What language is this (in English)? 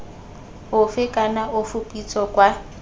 Tswana